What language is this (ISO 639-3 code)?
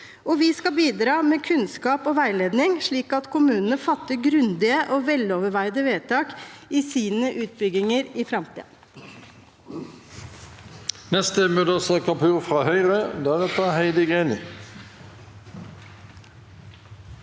nor